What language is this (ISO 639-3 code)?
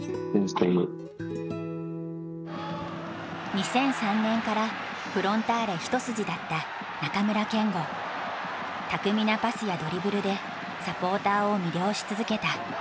jpn